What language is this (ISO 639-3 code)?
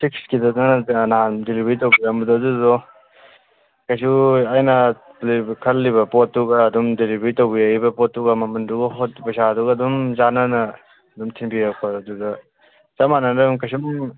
mni